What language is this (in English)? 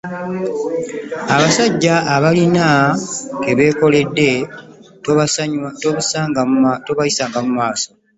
Ganda